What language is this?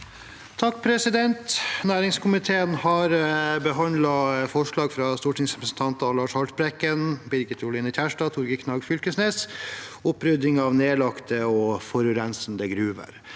Norwegian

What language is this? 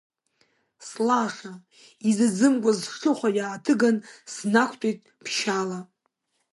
Abkhazian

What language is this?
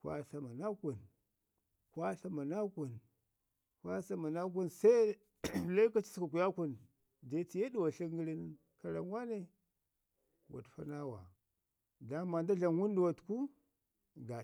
Ngizim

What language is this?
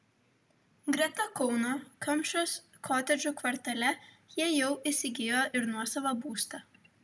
Lithuanian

